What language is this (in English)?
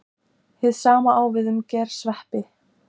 Icelandic